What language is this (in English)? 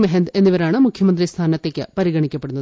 Malayalam